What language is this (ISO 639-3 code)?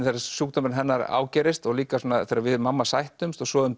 isl